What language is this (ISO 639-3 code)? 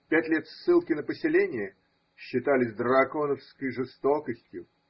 rus